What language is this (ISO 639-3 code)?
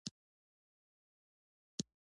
pus